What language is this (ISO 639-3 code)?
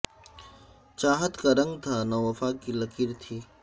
urd